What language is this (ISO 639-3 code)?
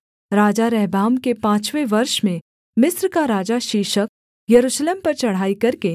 hin